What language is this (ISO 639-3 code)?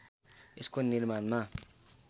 nep